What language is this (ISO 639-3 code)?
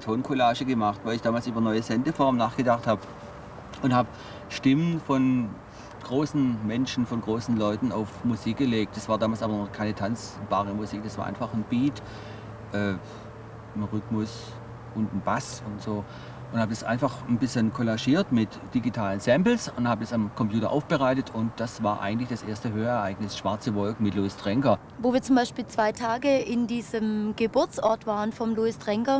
deu